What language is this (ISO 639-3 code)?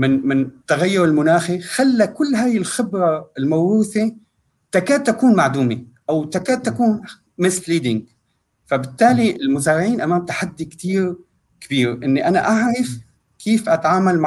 ara